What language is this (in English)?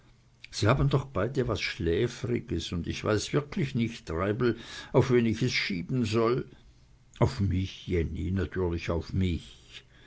German